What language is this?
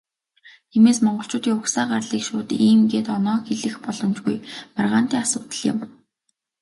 Mongolian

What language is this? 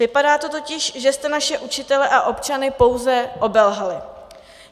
Czech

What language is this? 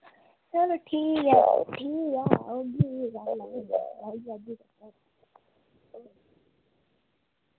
Dogri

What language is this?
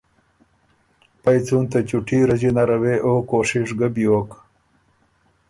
Ormuri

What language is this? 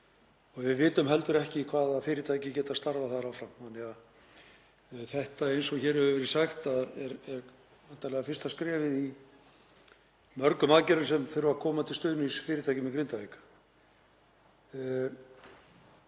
Icelandic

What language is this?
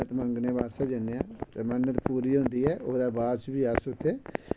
Dogri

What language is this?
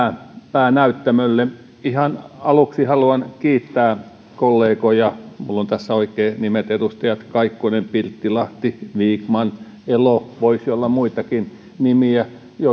Finnish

